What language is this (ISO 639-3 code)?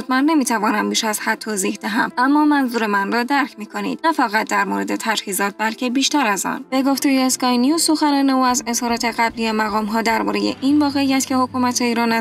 fas